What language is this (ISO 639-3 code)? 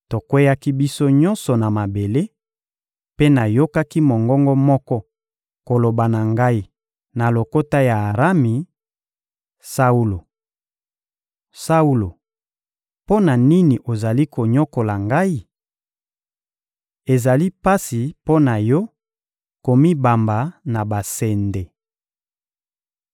lin